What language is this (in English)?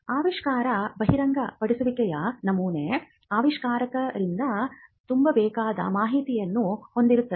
Kannada